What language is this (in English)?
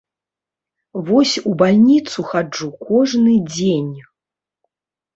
Belarusian